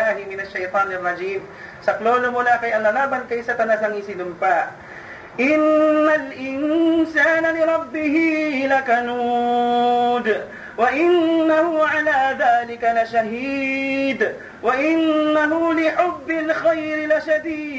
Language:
Filipino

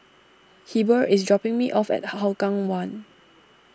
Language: English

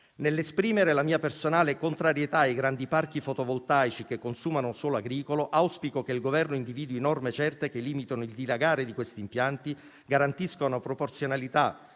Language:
Italian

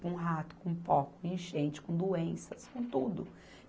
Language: Portuguese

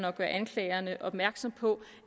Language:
Danish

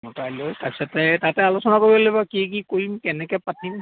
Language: Assamese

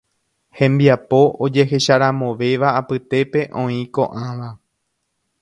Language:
Guarani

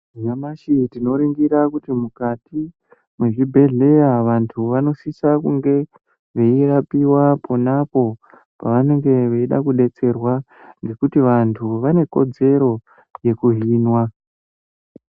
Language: Ndau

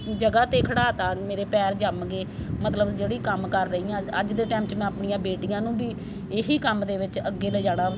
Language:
Punjabi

